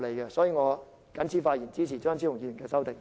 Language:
Cantonese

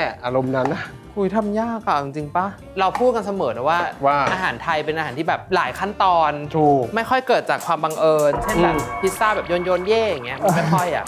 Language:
Thai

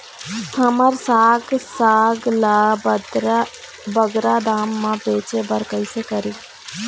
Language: Chhattisgarhi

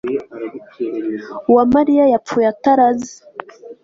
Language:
Kinyarwanda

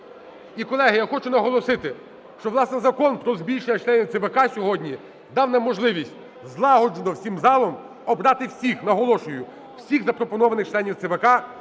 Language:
Ukrainian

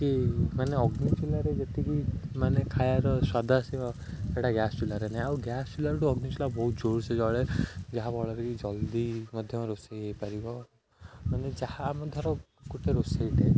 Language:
Odia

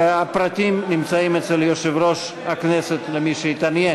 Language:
Hebrew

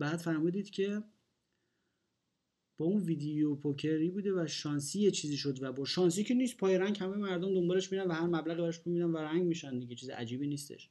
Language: Persian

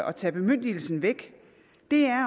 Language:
Danish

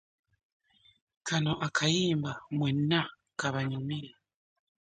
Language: Ganda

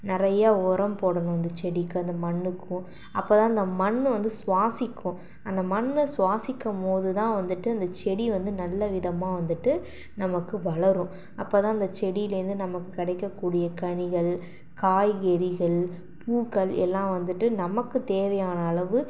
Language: Tamil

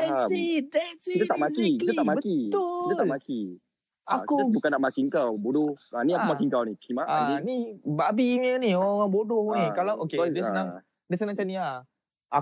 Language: Malay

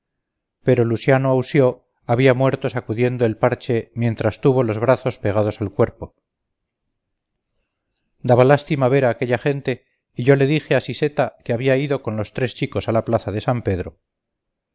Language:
Spanish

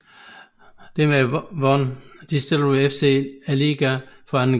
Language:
Danish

